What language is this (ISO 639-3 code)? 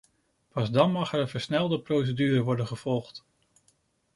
nld